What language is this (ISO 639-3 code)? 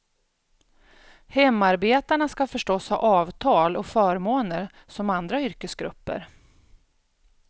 swe